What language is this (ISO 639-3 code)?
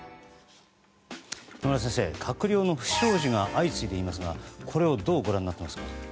jpn